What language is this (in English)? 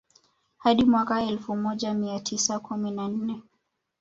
Swahili